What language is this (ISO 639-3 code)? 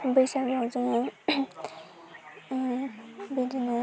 brx